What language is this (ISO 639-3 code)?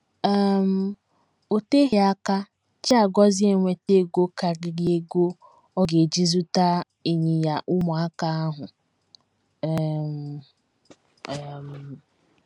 ibo